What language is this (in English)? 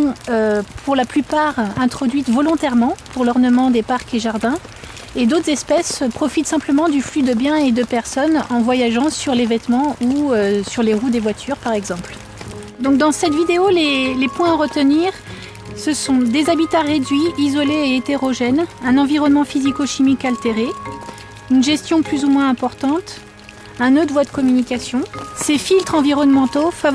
French